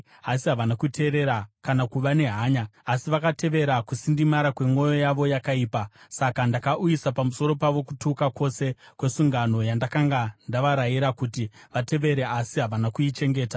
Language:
Shona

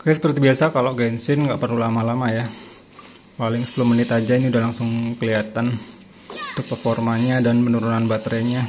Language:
Indonesian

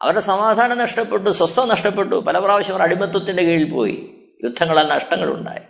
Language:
Malayalam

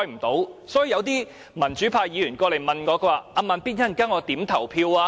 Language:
Cantonese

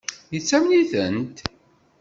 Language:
Kabyle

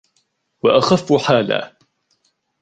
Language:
Arabic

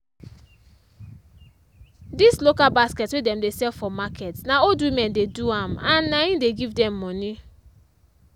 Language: Nigerian Pidgin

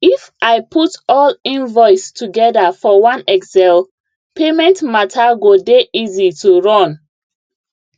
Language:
Nigerian Pidgin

